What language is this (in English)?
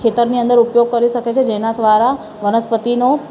Gujarati